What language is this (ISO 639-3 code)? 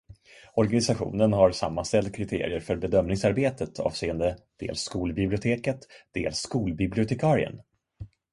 swe